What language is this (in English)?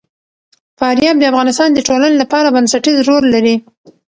Pashto